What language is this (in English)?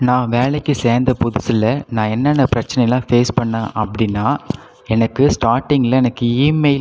Tamil